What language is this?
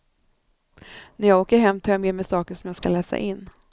Swedish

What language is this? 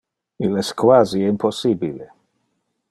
Interlingua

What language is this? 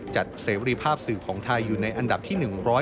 Thai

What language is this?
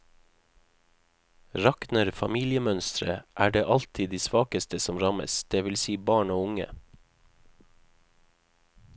Norwegian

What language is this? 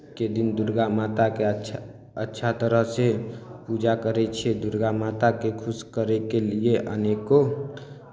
Maithili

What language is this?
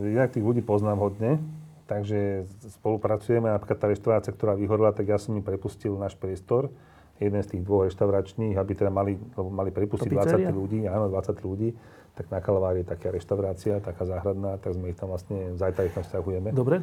Slovak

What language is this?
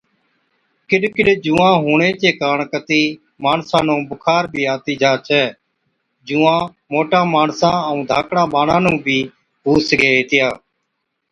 Od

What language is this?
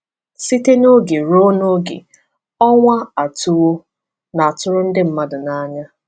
Igbo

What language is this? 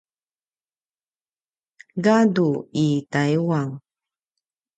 Paiwan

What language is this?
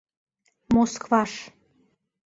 Mari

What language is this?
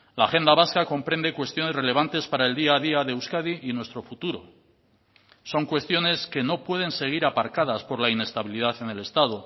Spanish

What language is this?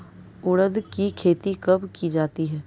Hindi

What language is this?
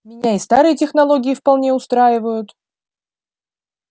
Russian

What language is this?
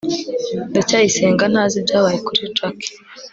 Kinyarwanda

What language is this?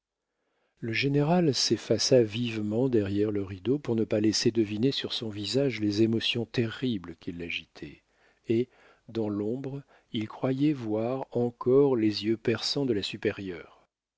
French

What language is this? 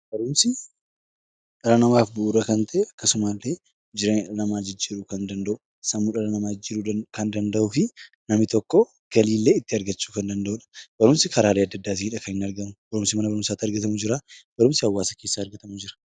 Oromo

